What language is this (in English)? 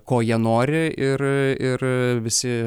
Lithuanian